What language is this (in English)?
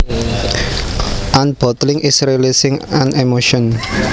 Javanese